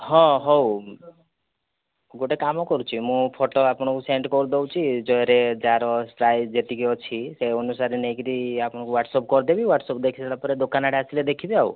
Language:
Odia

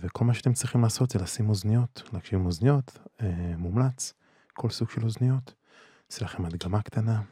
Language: Hebrew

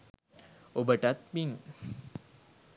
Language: Sinhala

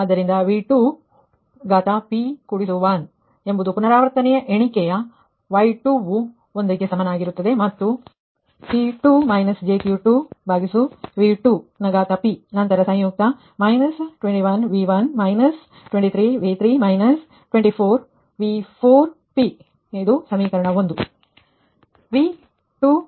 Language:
Kannada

